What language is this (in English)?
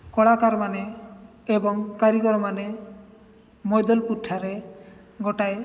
Odia